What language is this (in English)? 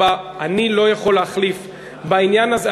Hebrew